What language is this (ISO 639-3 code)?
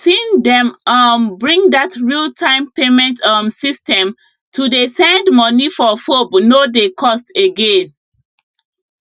pcm